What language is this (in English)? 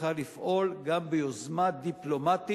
Hebrew